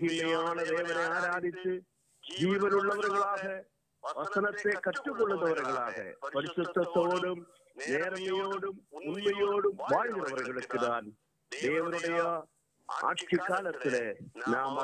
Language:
Tamil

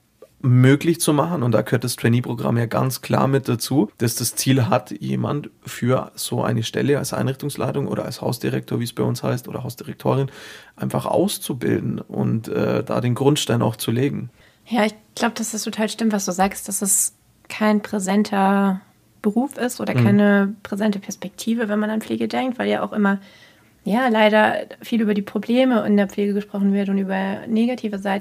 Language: German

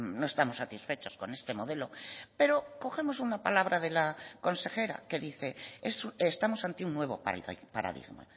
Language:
Spanish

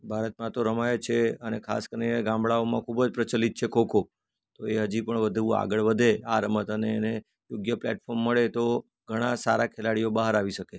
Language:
Gujarati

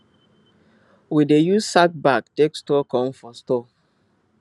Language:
Nigerian Pidgin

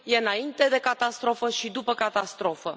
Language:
Romanian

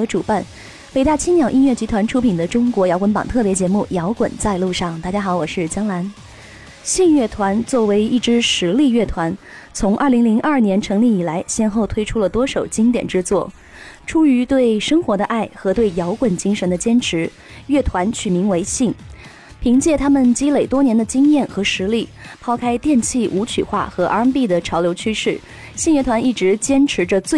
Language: Chinese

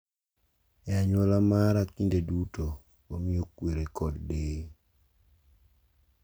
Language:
Luo (Kenya and Tanzania)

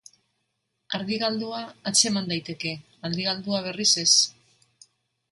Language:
Basque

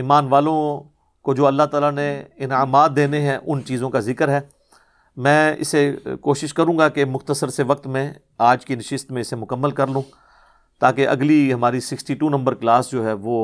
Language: Urdu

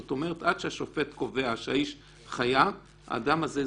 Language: Hebrew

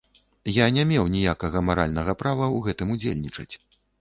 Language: Belarusian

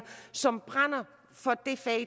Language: Danish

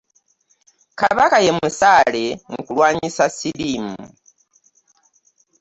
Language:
Ganda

